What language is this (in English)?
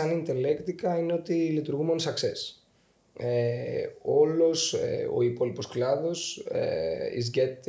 Greek